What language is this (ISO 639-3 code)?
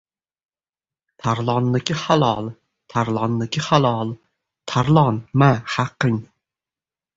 uzb